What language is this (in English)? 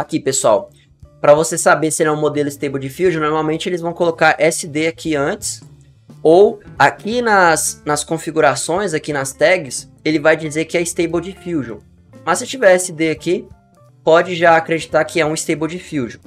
Portuguese